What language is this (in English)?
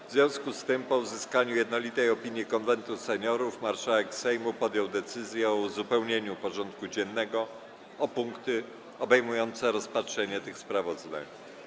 Polish